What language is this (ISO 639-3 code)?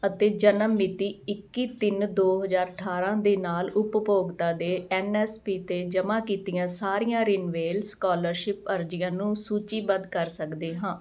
pan